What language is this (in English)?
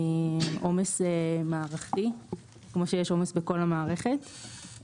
Hebrew